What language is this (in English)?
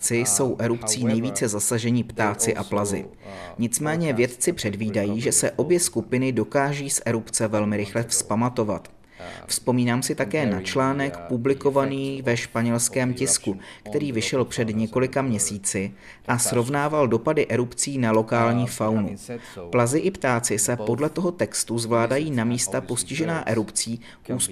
Czech